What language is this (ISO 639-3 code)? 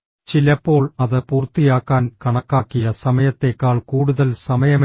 mal